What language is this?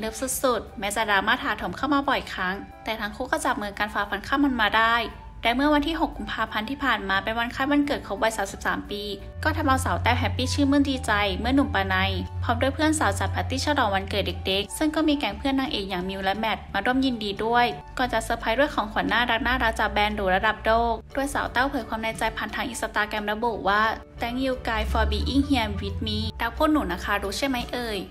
Thai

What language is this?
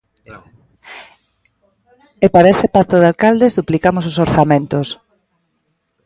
Galician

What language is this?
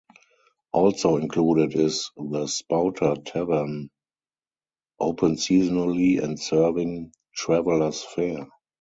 English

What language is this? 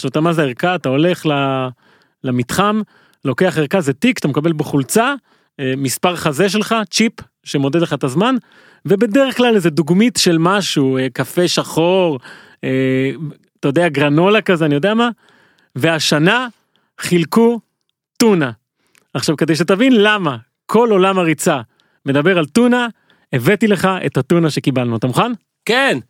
Hebrew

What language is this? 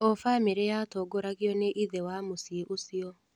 Kikuyu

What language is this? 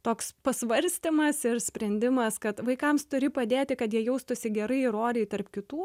Lithuanian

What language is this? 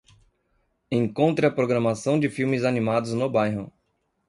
Portuguese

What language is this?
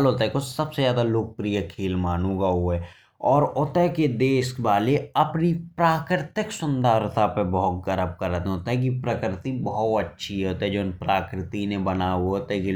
Bundeli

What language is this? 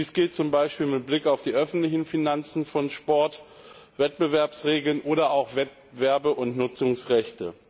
German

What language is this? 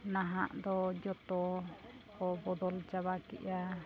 Santali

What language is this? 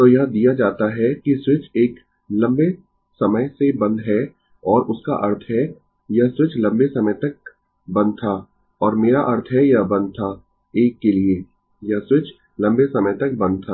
Hindi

